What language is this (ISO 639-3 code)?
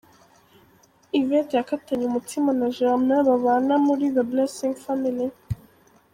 kin